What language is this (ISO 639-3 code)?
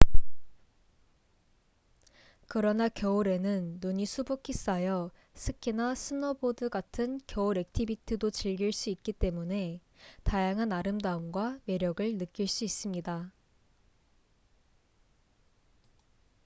kor